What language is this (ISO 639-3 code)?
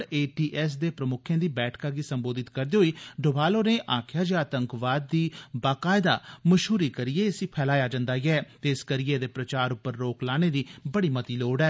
doi